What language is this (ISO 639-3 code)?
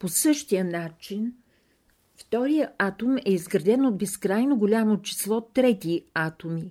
bul